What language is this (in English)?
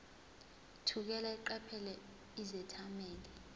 Zulu